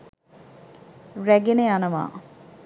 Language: Sinhala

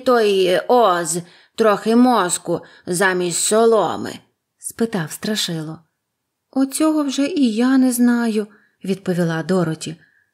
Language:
Ukrainian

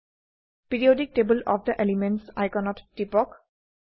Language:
Assamese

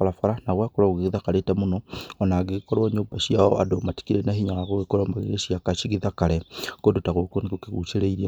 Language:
Kikuyu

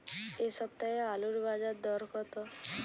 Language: Bangla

